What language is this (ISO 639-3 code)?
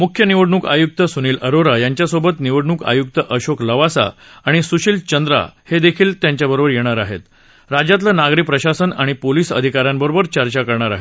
mar